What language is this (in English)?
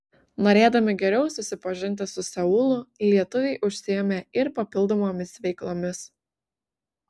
Lithuanian